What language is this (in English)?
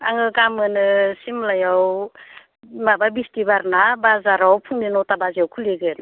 Bodo